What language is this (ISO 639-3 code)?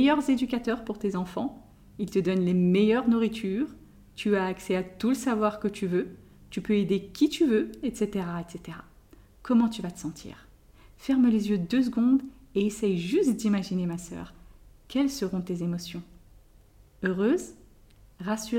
fra